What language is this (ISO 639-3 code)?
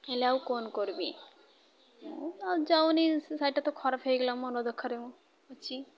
ori